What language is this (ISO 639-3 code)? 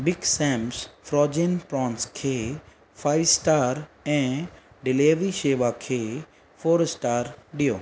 snd